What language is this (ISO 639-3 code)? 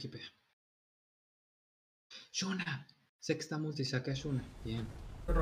spa